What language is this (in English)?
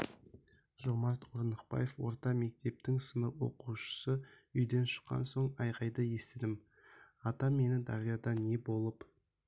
Kazakh